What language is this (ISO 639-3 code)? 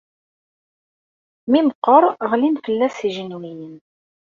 kab